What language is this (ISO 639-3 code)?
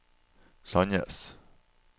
nor